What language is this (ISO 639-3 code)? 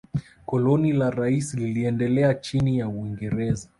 swa